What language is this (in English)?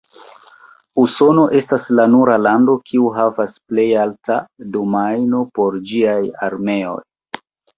Esperanto